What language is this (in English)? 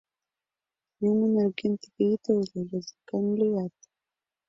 Mari